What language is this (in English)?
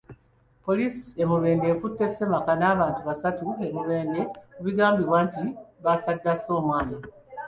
Ganda